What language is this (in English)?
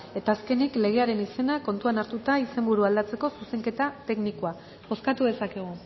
Basque